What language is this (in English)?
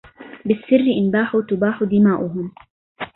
Arabic